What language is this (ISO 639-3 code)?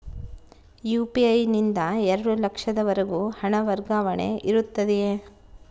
kan